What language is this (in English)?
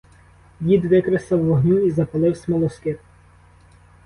Ukrainian